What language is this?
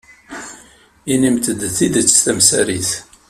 Kabyle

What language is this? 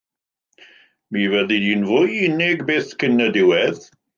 Welsh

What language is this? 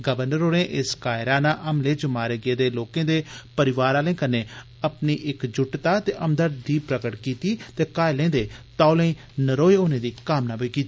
Dogri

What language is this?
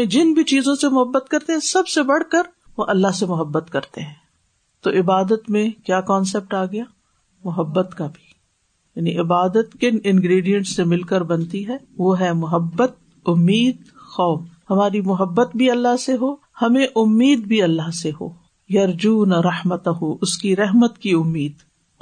Urdu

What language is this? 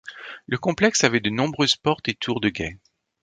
French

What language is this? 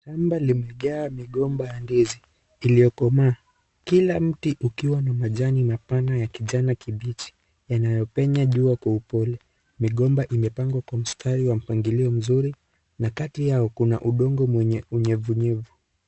Swahili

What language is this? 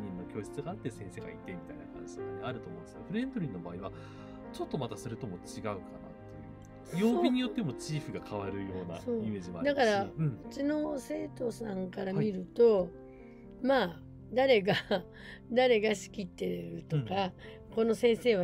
Japanese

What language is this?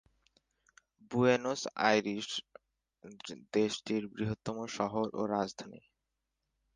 Bangla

